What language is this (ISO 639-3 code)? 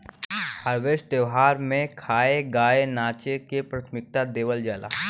bho